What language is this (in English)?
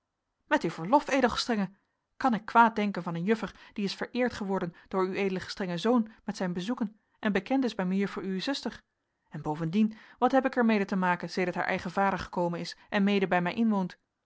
Dutch